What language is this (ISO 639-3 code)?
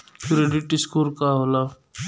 bho